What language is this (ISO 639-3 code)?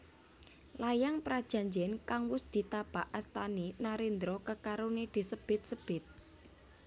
jav